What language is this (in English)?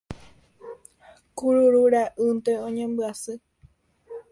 Guarani